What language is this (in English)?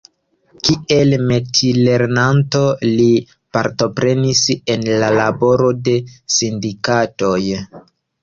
Esperanto